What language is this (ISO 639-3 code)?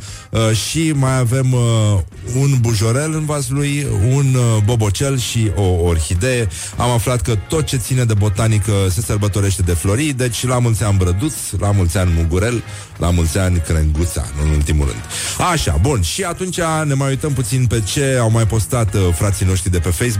ron